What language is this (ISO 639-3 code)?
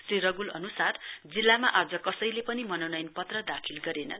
nep